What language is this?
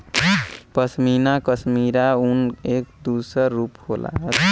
Bhojpuri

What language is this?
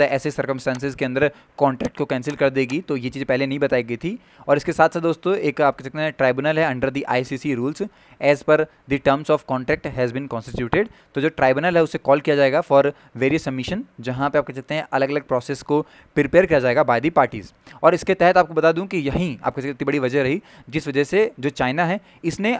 Hindi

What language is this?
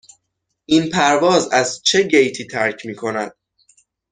Persian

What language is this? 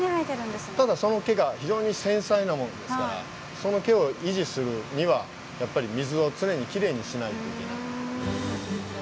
Japanese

